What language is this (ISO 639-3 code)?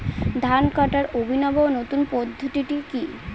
ben